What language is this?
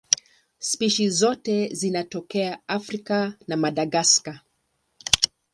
Swahili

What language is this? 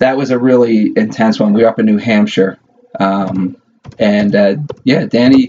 English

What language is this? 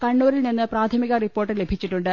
Malayalam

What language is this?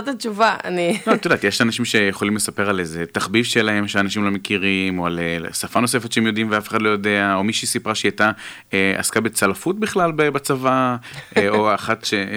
Hebrew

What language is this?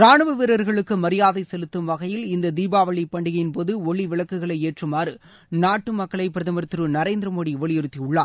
Tamil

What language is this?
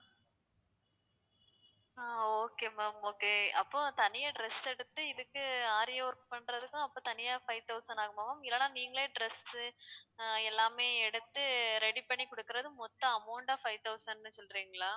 Tamil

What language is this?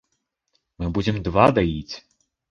Belarusian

